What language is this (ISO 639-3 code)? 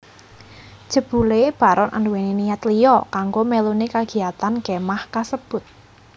jav